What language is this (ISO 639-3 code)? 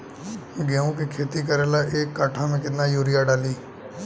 bho